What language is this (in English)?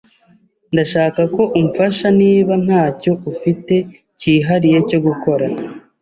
Kinyarwanda